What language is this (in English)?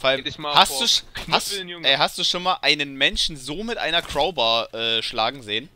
German